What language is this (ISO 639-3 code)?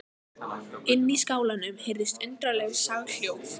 isl